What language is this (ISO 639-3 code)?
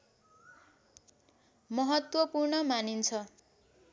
nep